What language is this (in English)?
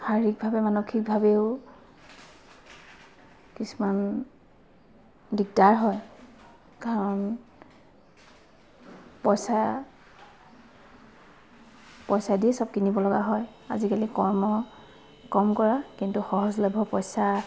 Assamese